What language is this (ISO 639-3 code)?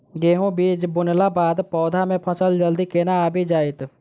mai